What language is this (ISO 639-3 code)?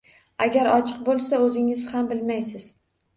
uzb